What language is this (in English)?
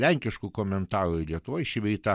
Lithuanian